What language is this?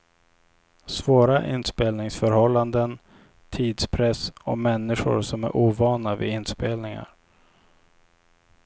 Swedish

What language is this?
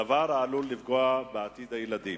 Hebrew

